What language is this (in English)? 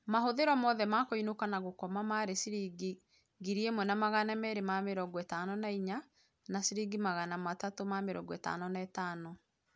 Kikuyu